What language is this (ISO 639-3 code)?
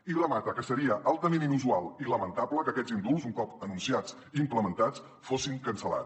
cat